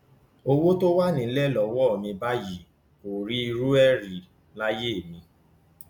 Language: Yoruba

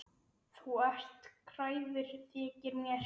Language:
Icelandic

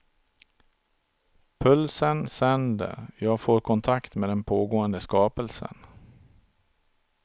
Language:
Swedish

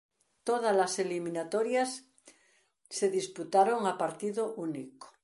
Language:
Galician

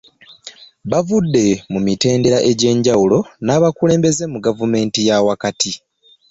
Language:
Ganda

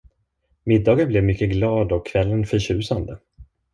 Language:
Swedish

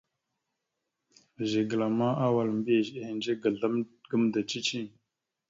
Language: Mada (Cameroon)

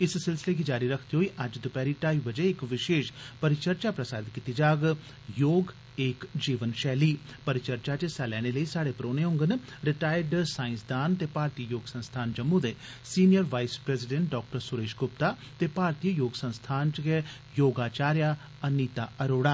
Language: Dogri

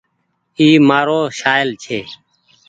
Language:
Goaria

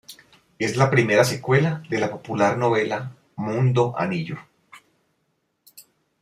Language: Spanish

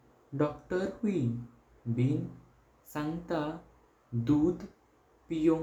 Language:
Konkani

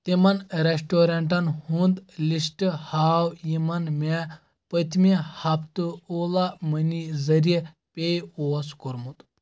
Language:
Kashmiri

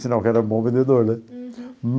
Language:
Portuguese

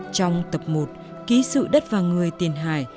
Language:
Vietnamese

